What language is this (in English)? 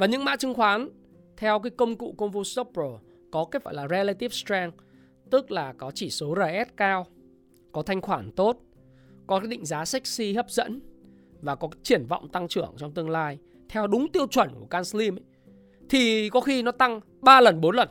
Vietnamese